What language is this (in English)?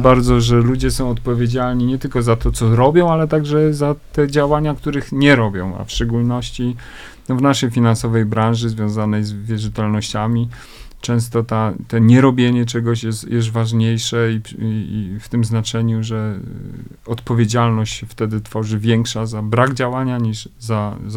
Polish